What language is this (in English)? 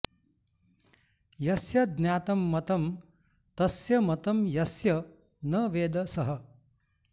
Sanskrit